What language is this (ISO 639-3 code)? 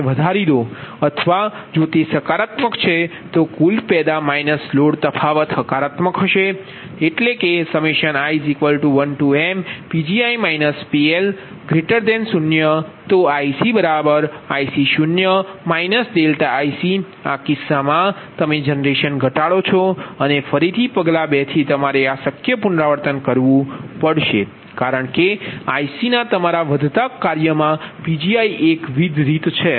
guj